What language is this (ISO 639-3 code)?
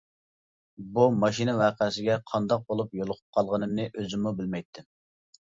uig